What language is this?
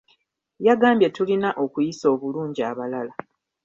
Ganda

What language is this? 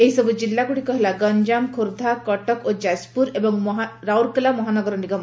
Odia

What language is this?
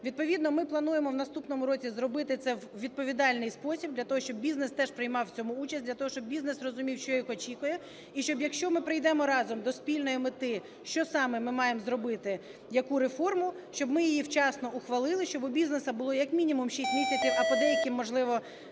Ukrainian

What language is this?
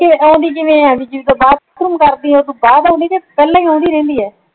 Punjabi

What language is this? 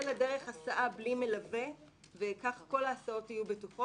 Hebrew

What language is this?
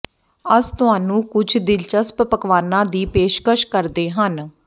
Punjabi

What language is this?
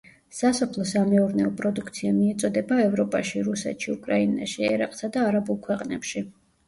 Georgian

